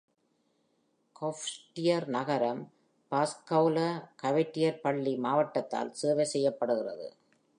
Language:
Tamil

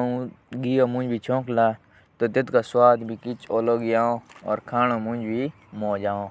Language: Jaunsari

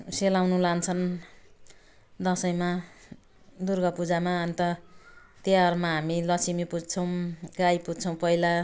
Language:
Nepali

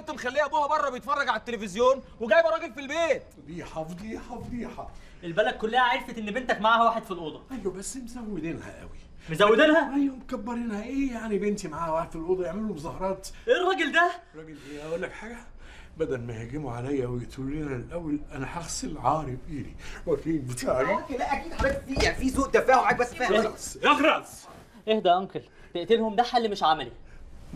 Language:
Arabic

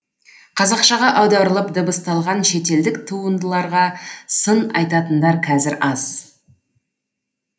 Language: Kazakh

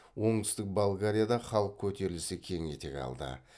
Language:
Kazakh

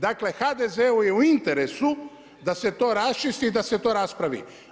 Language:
Croatian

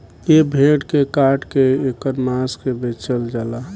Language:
Bhojpuri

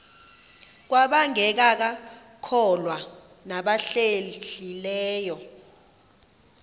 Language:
Xhosa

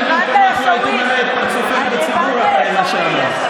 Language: Hebrew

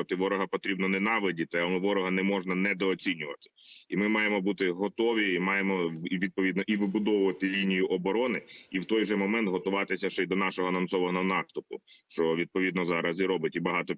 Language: Ukrainian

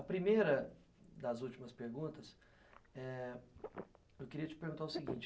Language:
Portuguese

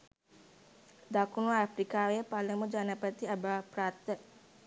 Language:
Sinhala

